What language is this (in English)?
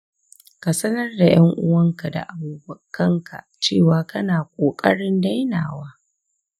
Hausa